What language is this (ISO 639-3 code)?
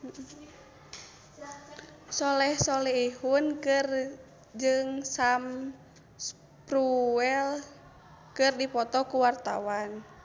sun